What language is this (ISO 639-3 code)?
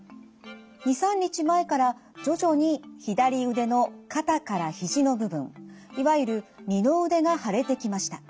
jpn